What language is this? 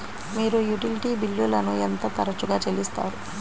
Telugu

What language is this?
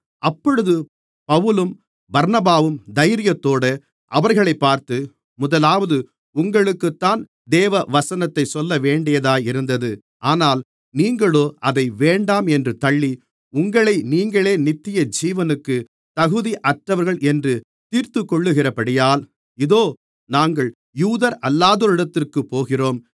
Tamil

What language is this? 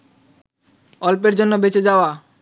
Bangla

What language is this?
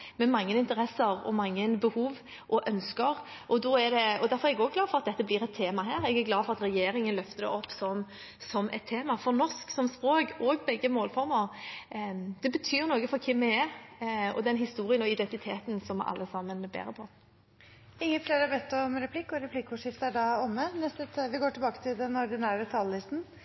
Norwegian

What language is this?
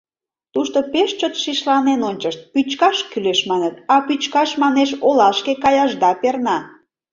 Mari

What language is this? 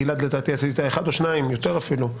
Hebrew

